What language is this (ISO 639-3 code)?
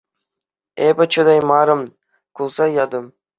chv